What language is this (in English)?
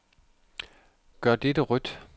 Danish